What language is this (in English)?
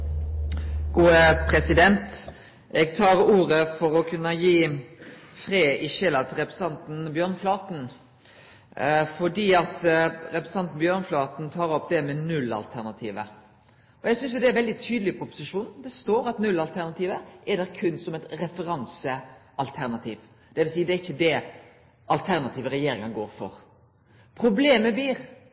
Norwegian Nynorsk